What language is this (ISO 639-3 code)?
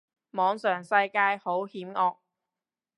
yue